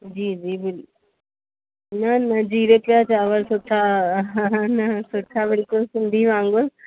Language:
Sindhi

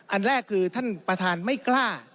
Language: Thai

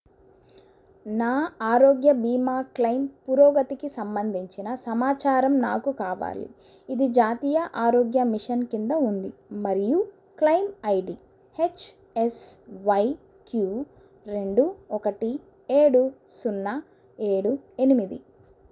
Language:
Telugu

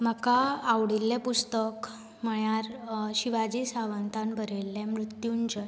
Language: Konkani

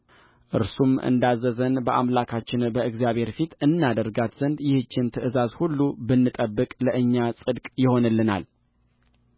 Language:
Amharic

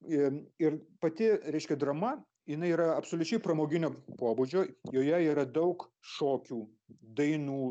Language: Lithuanian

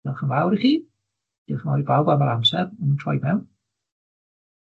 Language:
Welsh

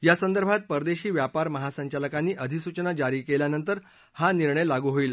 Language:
Marathi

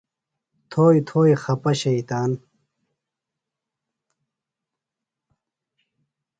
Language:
Phalura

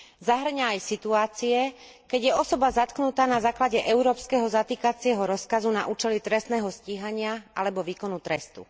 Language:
Slovak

